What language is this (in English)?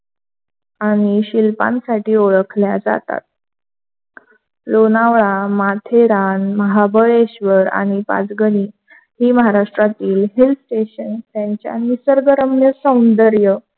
Marathi